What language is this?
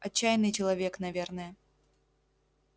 Russian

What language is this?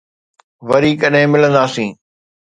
Sindhi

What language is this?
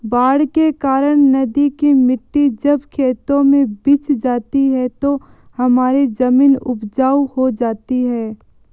Hindi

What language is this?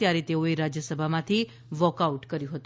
Gujarati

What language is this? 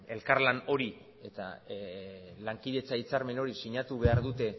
Basque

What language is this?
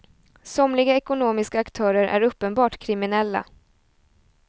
Swedish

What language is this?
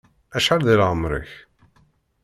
Kabyle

